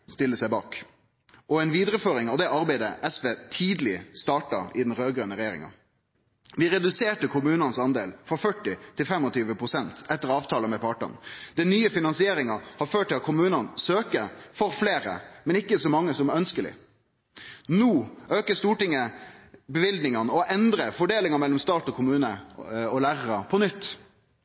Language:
Norwegian Nynorsk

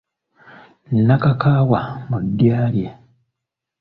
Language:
Ganda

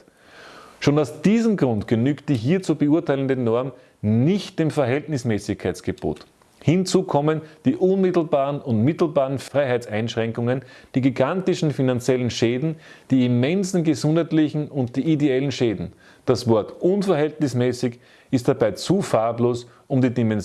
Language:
German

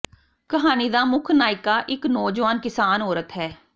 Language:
Punjabi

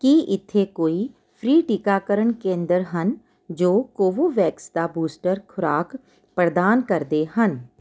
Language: Punjabi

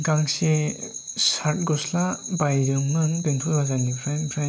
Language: Bodo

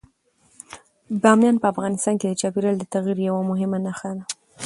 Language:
Pashto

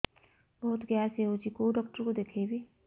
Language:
Odia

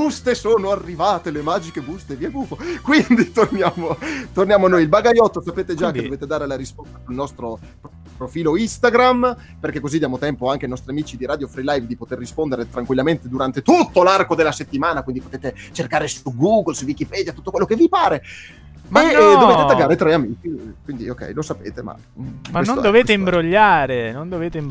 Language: Italian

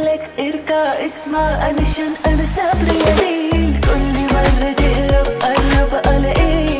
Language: Arabic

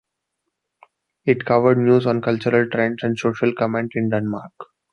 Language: English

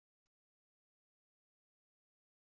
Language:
Kabyle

